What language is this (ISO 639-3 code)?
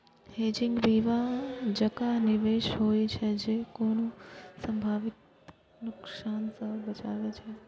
mai